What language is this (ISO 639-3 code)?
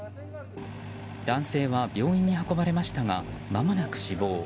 jpn